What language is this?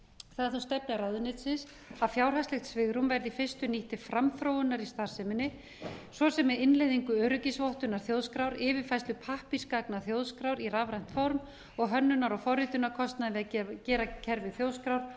Icelandic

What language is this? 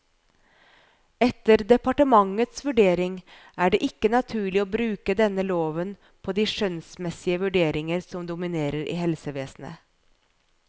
Norwegian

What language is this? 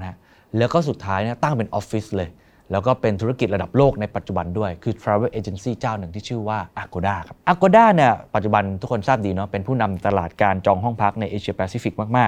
Thai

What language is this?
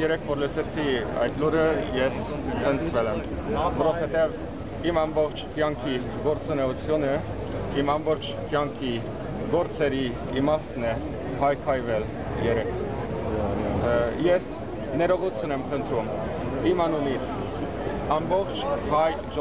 Turkish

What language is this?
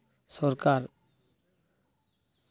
Santali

